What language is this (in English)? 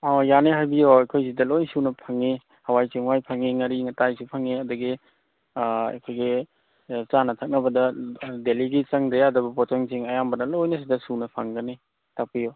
Manipuri